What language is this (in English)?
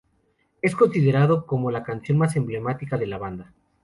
Spanish